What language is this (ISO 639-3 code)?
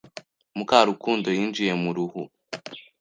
kin